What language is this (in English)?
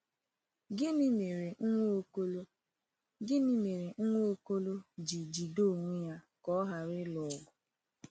Igbo